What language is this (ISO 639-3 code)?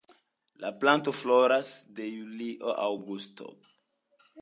epo